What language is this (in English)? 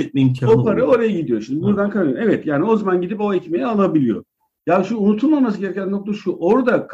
Turkish